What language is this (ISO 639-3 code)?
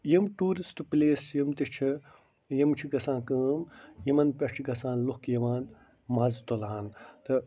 kas